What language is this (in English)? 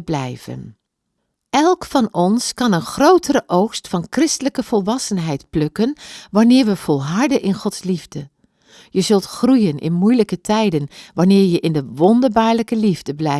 Dutch